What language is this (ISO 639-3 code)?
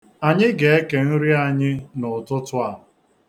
ibo